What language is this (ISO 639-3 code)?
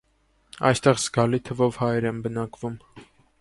hye